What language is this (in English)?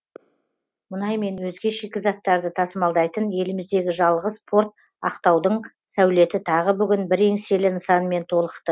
Kazakh